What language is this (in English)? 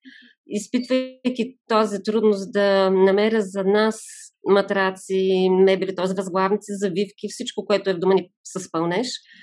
Bulgarian